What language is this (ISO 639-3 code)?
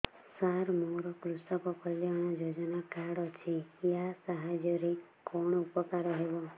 ori